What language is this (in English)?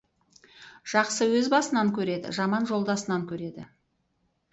Kazakh